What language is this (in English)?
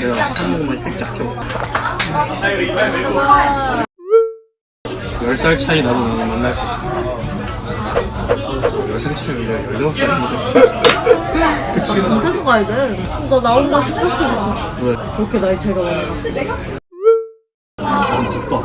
Korean